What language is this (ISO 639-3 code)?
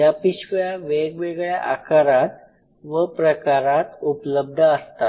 mar